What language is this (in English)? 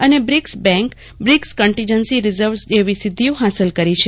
Gujarati